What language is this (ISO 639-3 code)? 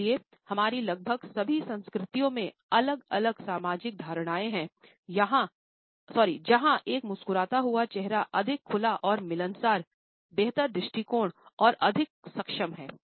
hin